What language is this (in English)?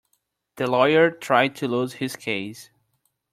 English